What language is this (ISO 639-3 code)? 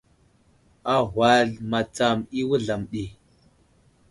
udl